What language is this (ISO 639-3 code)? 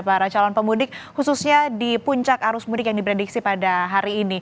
ind